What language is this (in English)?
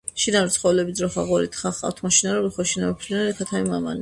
Georgian